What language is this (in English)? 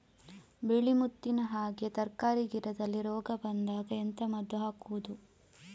Kannada